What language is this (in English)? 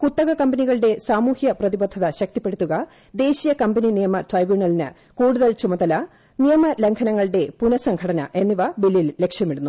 Malayalam